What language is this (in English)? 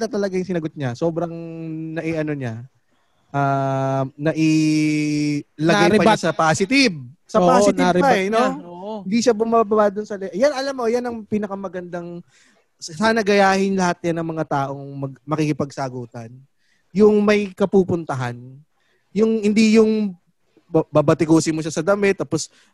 Filipino